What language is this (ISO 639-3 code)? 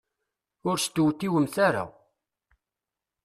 kab